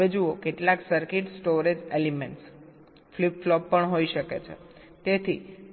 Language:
Gujarati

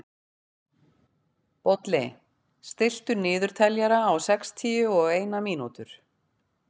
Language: Icelandic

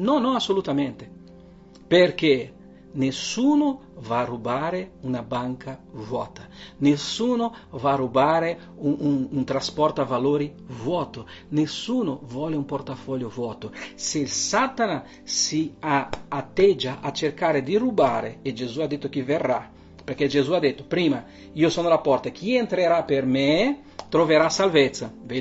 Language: Italian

